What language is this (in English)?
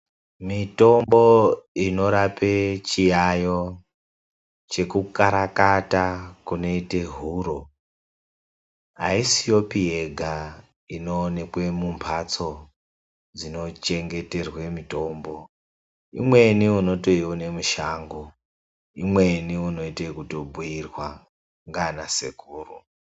Ndau